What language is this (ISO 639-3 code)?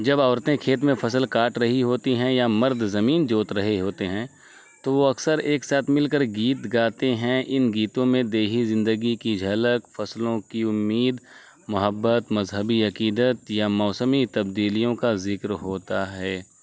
urd